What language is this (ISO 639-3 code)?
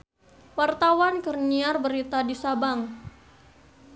sun